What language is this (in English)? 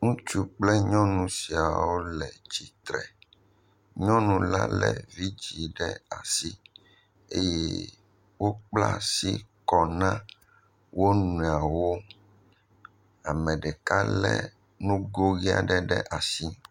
Ewe